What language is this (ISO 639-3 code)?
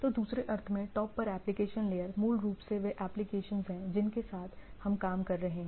hin